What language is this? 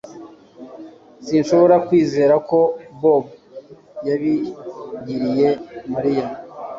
Kinyarwanda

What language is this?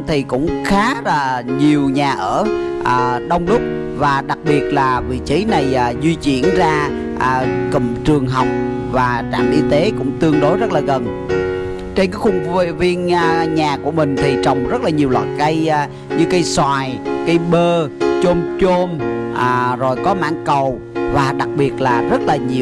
Vietnamese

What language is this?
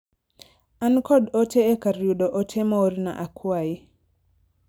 Luo (Kenya and Tanzania)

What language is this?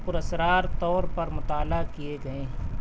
Urdu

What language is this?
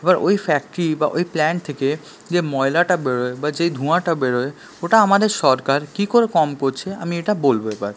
Bangla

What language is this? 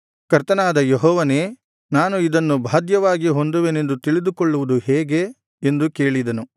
Kannada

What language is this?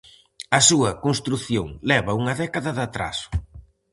Galician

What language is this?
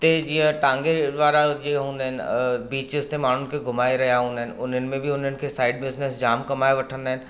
Sindhi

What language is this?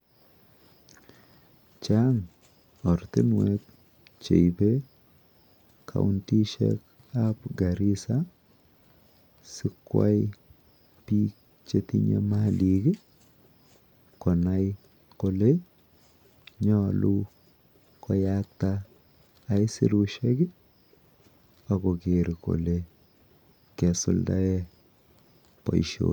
Kalenjin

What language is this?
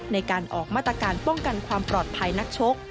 Thai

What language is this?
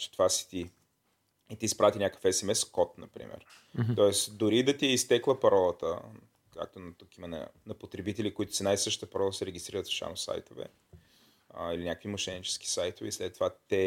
Bulgarian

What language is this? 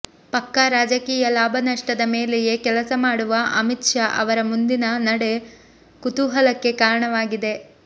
Kannada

